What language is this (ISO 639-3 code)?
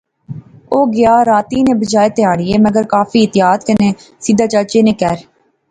phr